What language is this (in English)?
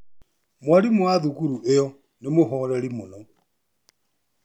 Kikuyu